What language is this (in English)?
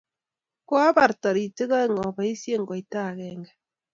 Kalenjin